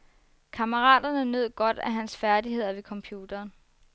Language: Danish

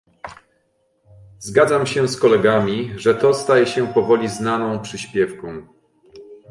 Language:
Polish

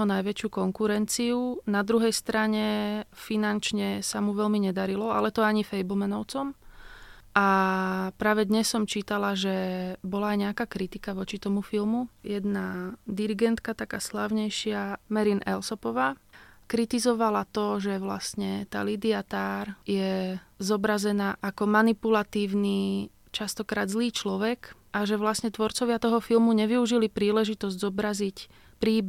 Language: Slovak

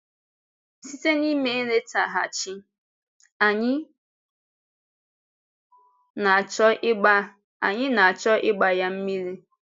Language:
Igbo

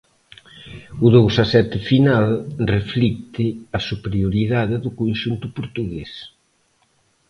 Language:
Galician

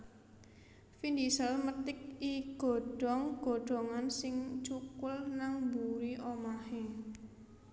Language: Javanese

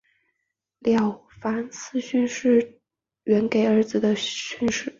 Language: Chinese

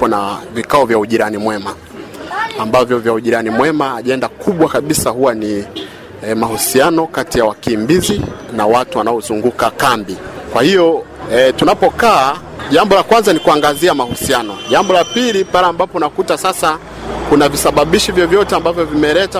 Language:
Swahili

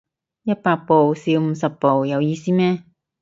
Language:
Cantonese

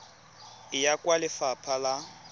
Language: Tswana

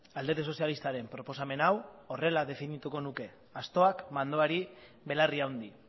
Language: Basque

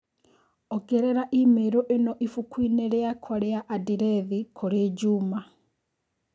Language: Kikuyu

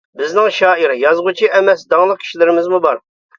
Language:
Uyghur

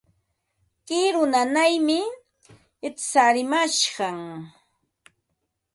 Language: Ambo-Pasco Quechua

